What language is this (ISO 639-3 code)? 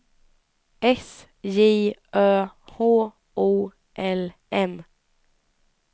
swe